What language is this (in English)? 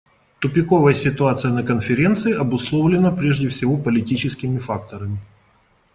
Russian